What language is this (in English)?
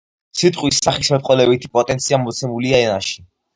Georgian